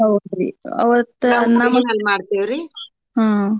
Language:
Kannada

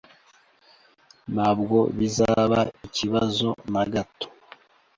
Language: Kinyarwanda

